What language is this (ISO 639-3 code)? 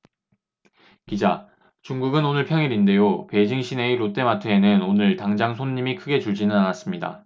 kor